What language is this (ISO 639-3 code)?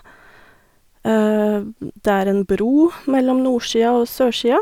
nor